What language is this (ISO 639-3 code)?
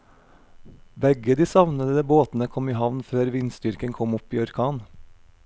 nor